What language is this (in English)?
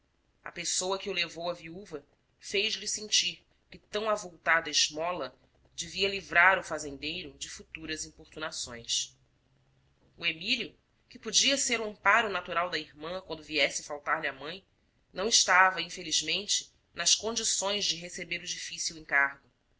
Portuguese